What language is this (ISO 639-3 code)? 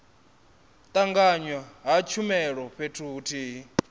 ven